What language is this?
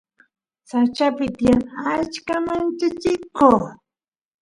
Santiago del Estero Quichua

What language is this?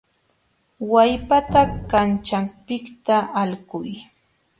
Jauja Wanca Quechua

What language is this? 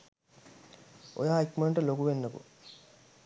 Sinhala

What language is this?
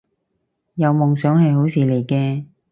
Cantonese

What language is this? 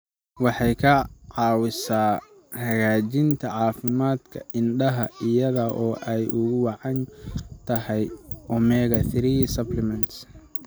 Somali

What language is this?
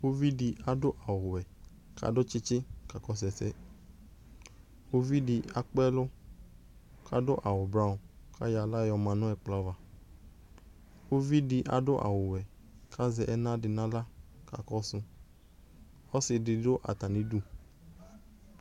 Ikposo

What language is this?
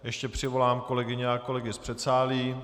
Czech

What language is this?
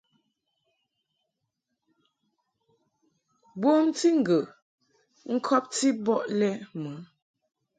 Mungaka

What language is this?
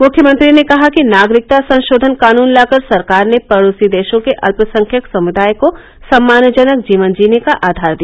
Hindi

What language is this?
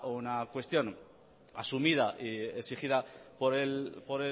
Spanish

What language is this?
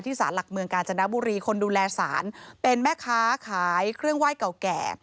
Thai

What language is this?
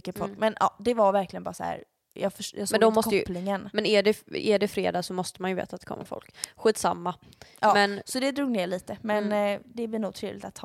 Swedish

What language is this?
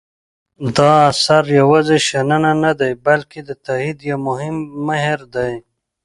Pashto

